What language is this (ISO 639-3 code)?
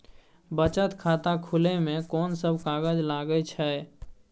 mai